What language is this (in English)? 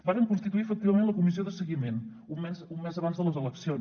Catalan